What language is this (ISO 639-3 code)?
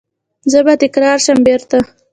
pus